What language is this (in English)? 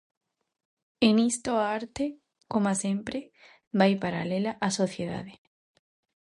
Galician